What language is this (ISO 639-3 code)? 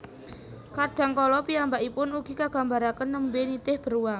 jav